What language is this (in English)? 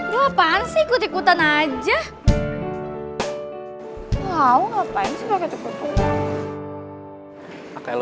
Indonesian